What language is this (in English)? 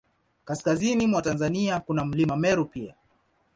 Swahili